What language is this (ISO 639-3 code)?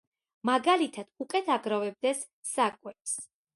kat